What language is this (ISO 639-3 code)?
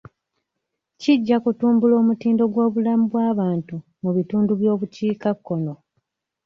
lug